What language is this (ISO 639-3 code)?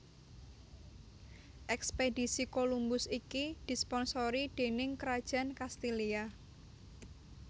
jav